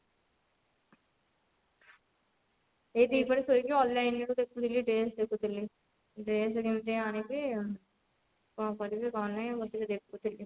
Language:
Odia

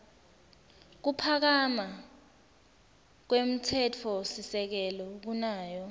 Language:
Swati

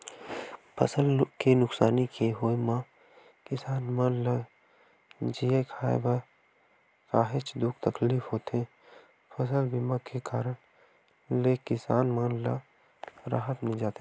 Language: Chhattisgarhi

